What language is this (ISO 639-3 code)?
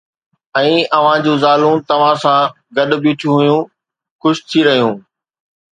snd